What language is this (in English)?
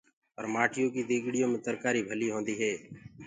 Gurgula